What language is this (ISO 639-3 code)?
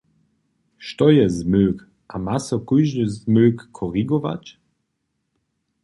hsb